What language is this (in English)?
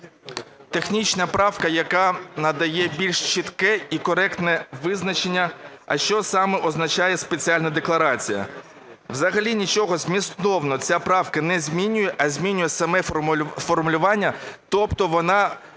Ukrainian